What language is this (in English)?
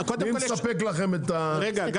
Hebrew